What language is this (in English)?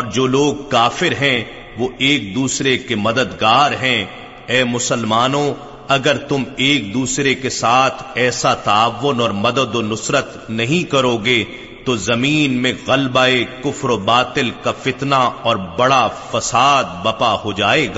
Urdu